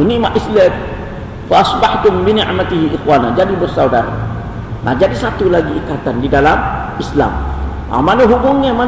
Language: Malay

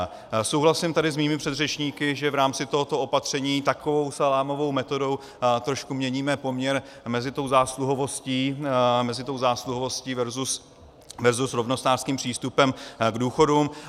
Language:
Czech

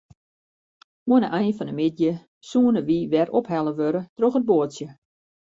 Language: Western Frisian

